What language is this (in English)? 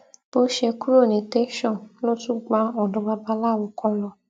Yoruba